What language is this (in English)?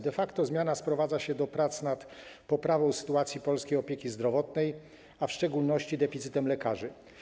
Polish